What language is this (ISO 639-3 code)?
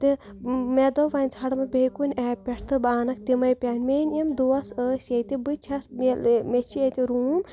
kas